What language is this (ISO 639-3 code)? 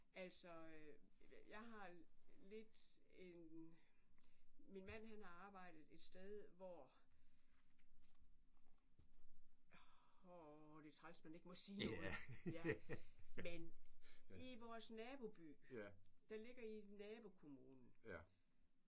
dan